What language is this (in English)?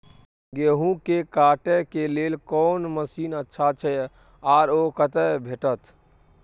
Maithili